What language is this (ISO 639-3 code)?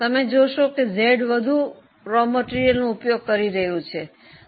guj